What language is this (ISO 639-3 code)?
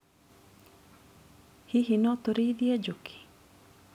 kik